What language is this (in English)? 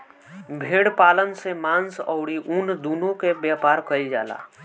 Bhojpuri